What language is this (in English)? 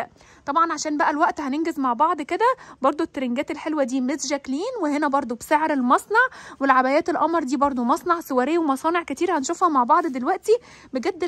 Arabic